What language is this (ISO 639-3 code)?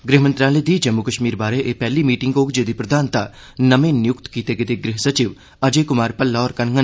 doi